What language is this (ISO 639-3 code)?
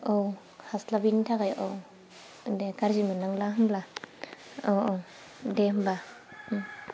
brx